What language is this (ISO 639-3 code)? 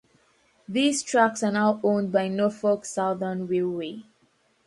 eng